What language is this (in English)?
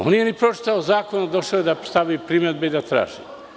Serbian